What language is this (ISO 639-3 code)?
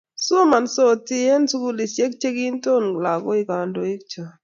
kln